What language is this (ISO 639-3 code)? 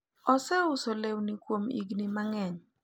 luo